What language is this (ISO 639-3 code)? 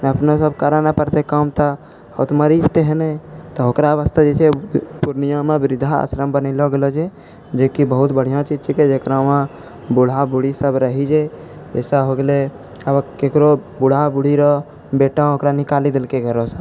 mai